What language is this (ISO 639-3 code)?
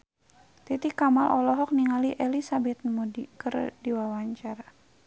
sun